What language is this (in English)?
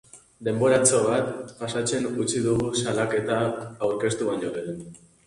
Basque